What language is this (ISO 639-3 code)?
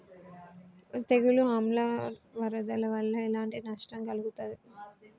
tel